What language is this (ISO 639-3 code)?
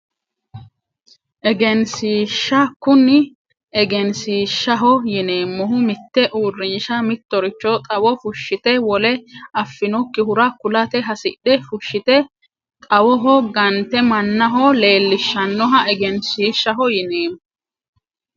sid